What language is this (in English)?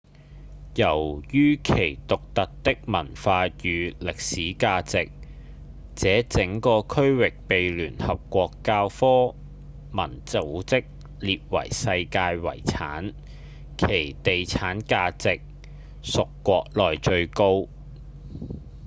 Cantonese